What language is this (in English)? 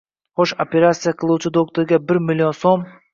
Uzbek